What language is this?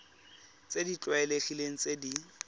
Tswana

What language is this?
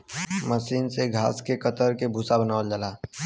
Bhojpuri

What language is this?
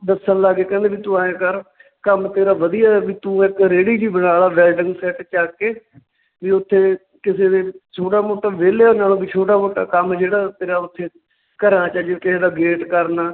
Punjabi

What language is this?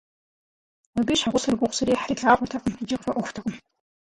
Kabardian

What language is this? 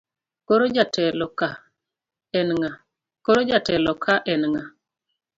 Luo (Kenya and Tanzania)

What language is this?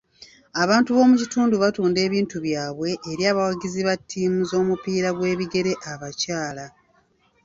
Ganda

